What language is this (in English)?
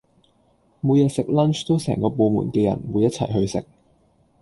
Cantonese